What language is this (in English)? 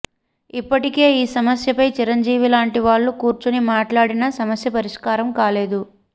Telugu